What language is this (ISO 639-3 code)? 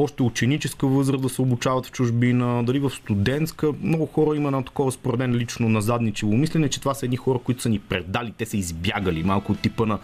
bul